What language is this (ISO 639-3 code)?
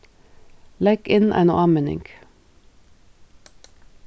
fao